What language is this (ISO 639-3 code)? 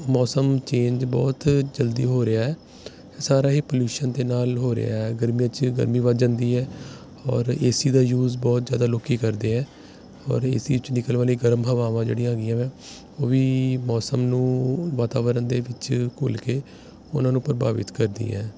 pan